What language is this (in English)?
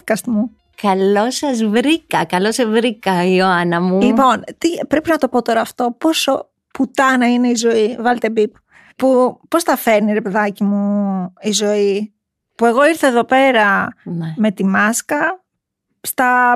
Greek